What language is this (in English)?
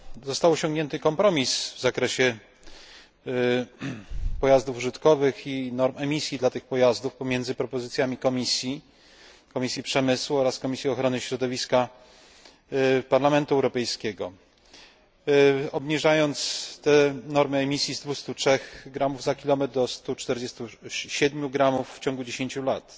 Polish